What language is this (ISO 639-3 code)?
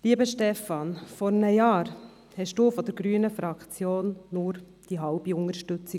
gsw